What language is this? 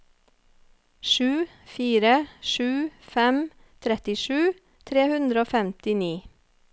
Norwegian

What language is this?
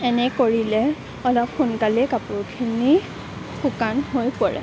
Assamese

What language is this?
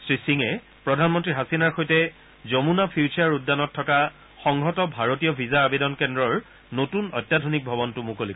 Assamese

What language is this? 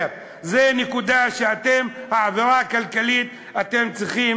Hebrew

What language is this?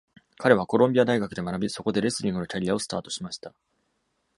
Japanese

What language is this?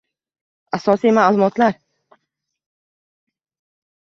Uzbek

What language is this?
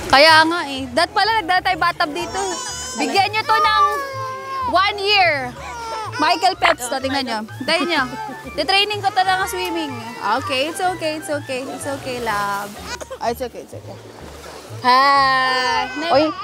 Filipino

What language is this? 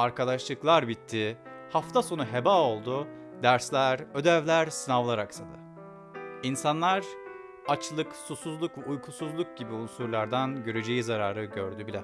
Turkish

